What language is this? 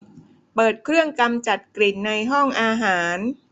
Thai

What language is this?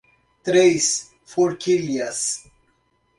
Portuguese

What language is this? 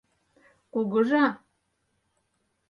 Mari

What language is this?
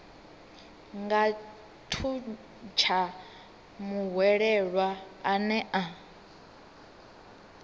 Venda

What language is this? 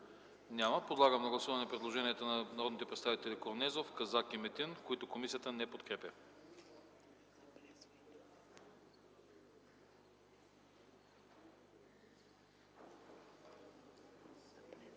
Bulgarian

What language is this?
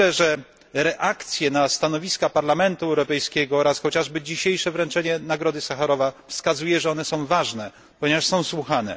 Polish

